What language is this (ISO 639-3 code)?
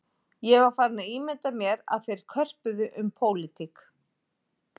isl